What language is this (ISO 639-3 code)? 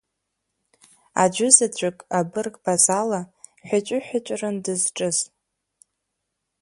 abk